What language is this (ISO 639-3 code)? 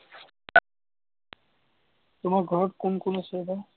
asm